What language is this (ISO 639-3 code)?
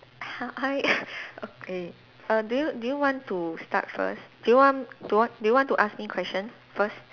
eng